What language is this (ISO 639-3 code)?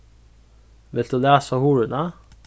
fao